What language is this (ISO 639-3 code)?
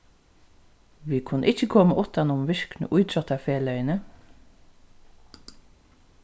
fao